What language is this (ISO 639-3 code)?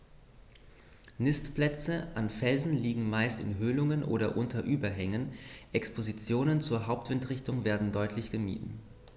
deu